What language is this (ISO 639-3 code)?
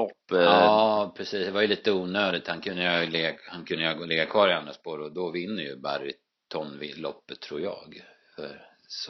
swe